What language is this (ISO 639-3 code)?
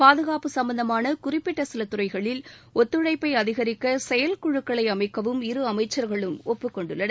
tam